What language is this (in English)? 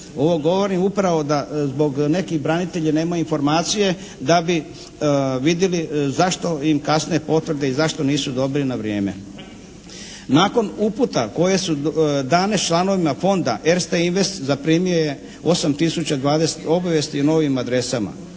Croatian